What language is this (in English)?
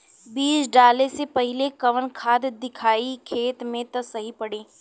Bhojpuri